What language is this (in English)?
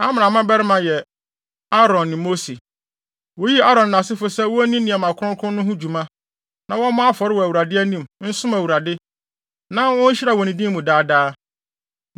Akan